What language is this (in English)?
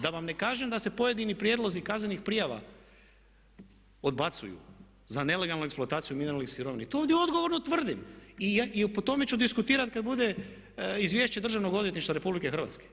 Croatian